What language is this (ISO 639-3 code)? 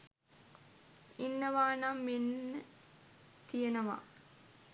sin